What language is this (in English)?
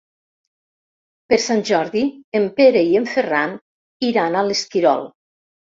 Catalan